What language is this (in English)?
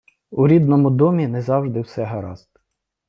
Ukrainian